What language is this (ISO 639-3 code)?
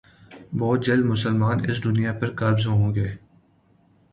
urd